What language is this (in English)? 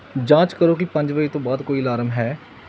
Punjabi